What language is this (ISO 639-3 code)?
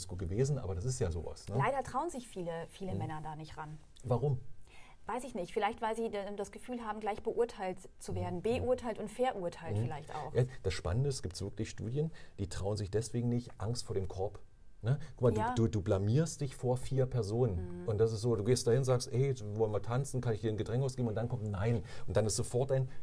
deu